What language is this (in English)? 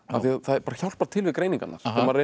Icelandic